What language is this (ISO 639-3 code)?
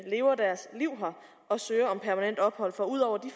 dan